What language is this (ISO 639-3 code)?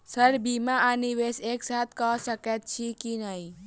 mai